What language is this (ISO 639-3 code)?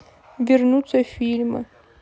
rus